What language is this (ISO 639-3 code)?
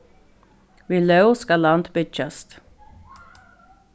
fao